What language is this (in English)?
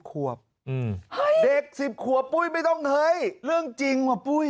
Thai